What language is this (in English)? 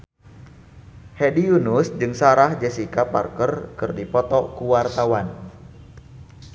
Sundanese